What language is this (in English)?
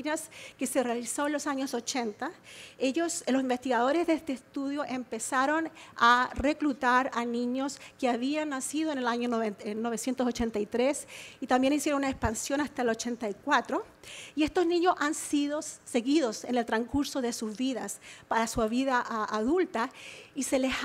Spanish